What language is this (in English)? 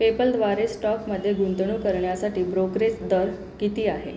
Marathi